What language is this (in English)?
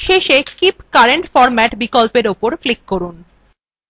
Bangla